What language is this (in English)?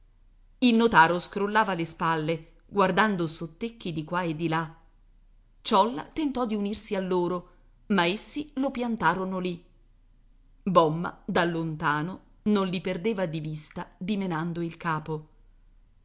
Italian